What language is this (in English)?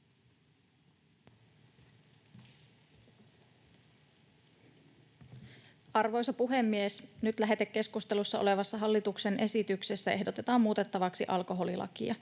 Finnish